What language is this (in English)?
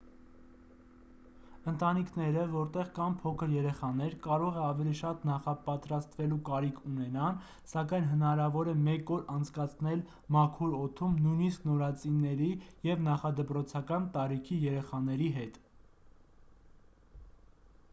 Armenian